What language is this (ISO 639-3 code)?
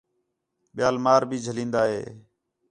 xhe